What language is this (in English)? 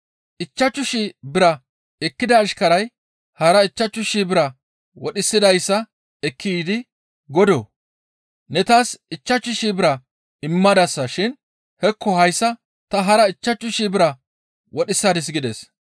Gamo